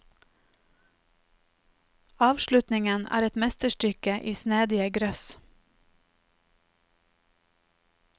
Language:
Norwegian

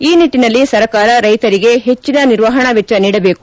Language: Kannada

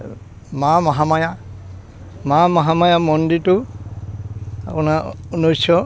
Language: Assamese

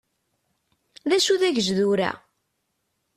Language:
Kabyle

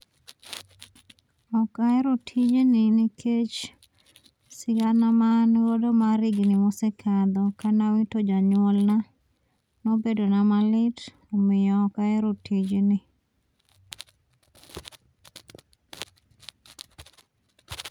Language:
Luo (Kenya and Tanzania)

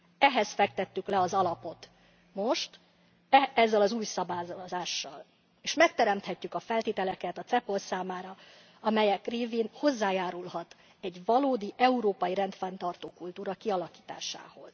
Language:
Hungarian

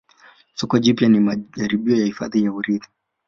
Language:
Swahili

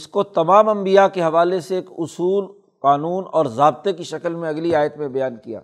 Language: Urdu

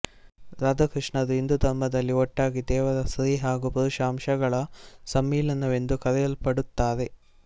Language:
Kannada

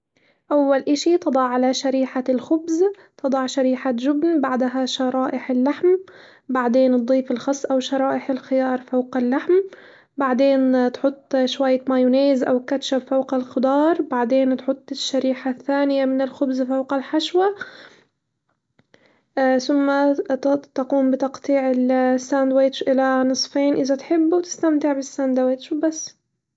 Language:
Hijazi Arabic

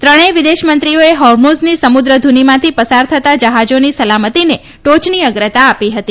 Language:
Gujarati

